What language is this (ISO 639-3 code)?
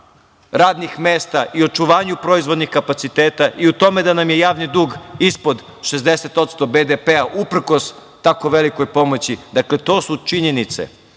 srp